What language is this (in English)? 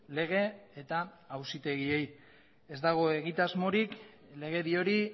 Basque